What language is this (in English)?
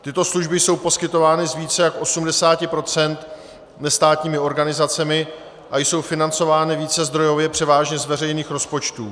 Czech